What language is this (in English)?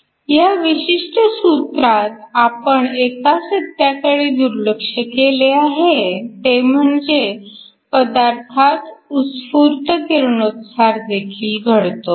Marathi